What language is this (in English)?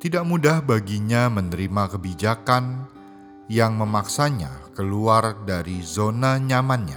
Indonesian